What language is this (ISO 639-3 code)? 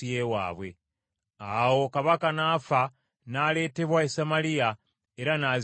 lug